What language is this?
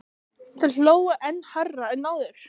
Icelandic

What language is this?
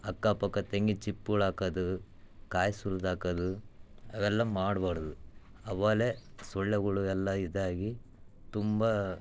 Kannada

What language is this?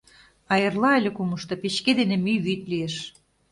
Mari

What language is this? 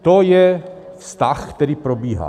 Czech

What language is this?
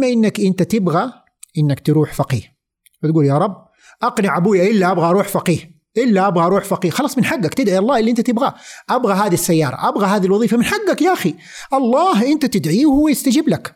Arabic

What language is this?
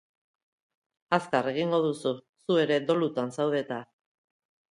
Basque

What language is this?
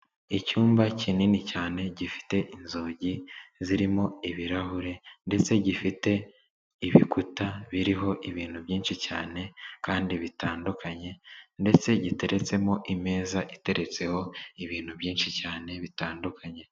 Kinyarwanda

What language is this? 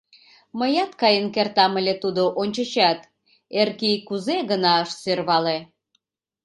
Mari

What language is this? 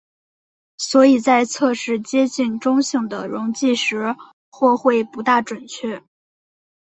Chinese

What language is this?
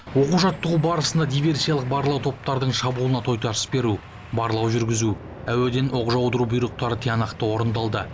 Kazakh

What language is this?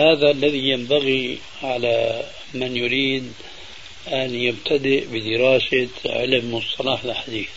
Arabic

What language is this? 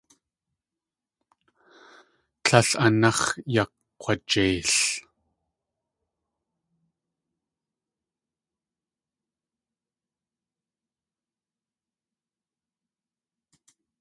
Tlingit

